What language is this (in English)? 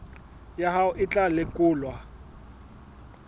Southern Sotho